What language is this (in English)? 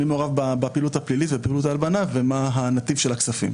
Hebrew